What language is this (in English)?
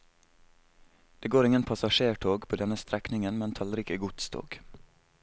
Norwegian